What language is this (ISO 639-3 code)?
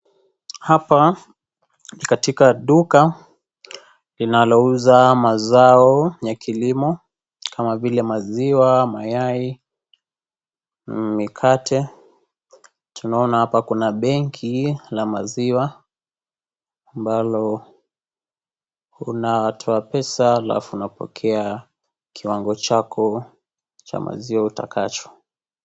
swa